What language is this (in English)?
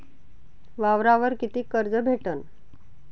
Marathi